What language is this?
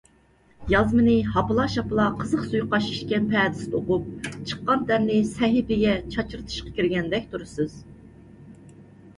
Uyghur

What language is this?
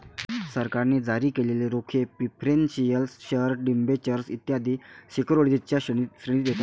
Marathi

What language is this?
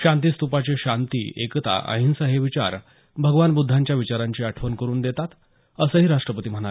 Marathi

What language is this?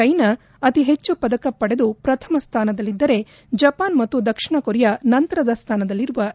Kannada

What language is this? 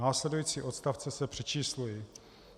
Czech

